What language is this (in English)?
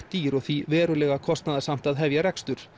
Icelandic